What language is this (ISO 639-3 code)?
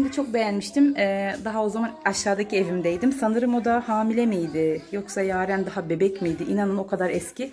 tur